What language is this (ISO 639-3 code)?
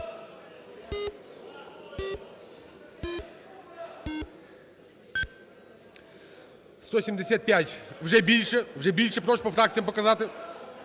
ukr